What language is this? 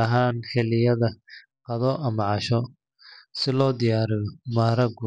Somali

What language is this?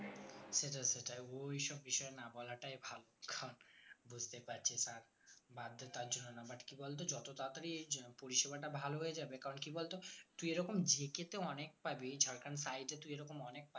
Bangla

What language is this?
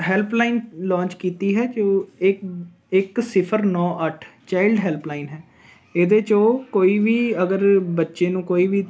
Punjabi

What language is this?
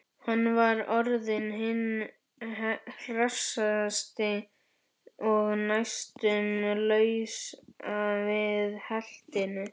Icelandic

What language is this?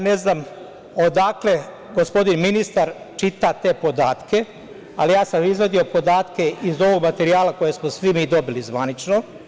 Serbian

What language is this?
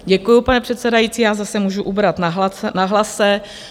Czech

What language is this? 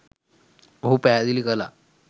Sinhala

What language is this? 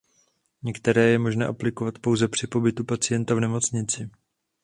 Czech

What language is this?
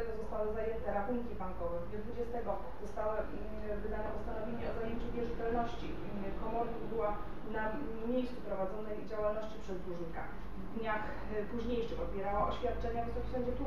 Polish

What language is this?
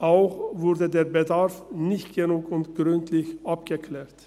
Swiss German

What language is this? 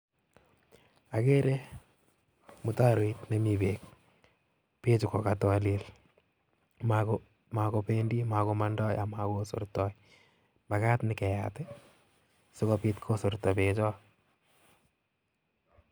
Kalenjin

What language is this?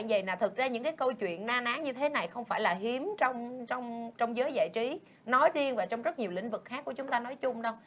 Vietnamese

